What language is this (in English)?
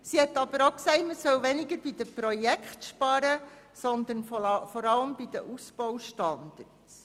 Swiss German